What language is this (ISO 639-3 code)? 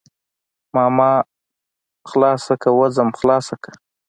pus